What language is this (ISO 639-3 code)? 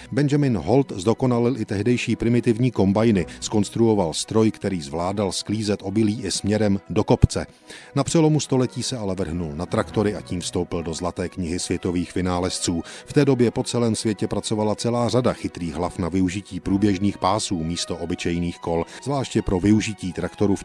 ces